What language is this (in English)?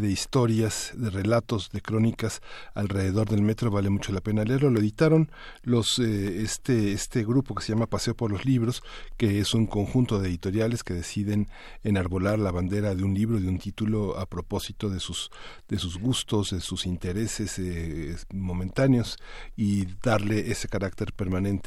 Spanish